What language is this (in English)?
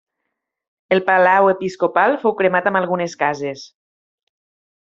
Catalan